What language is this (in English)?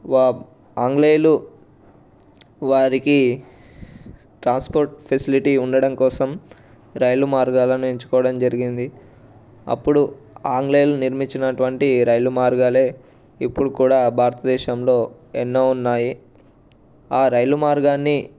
Telugu